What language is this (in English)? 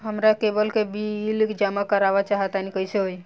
Bhojpuri